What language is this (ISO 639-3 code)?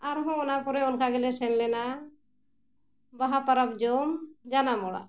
sat